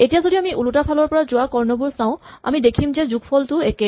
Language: Assamese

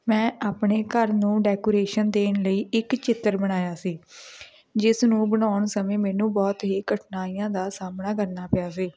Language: Punjabi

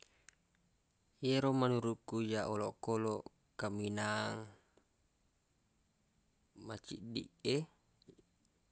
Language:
Buginese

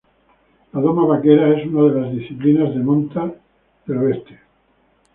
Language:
Spanish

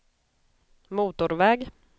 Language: Swedish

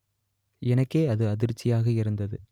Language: Tamil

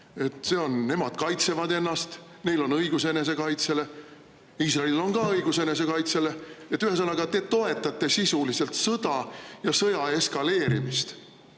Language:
Estonian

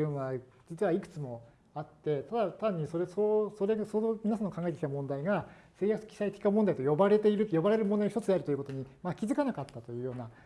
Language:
Japanese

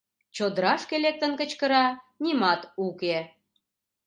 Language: Mari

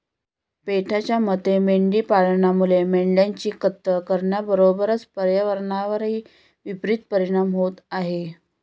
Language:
Marathi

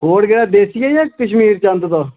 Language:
Dogri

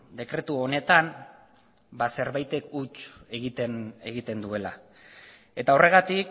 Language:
Basque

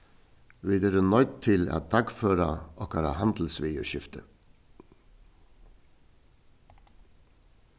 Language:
Faroese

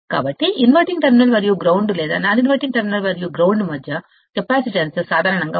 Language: Telugu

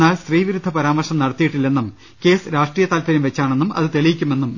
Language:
Malayalam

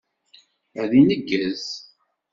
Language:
Kabyle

